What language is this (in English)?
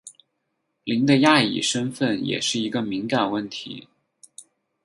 Chinese